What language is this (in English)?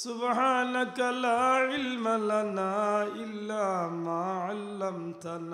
Arabic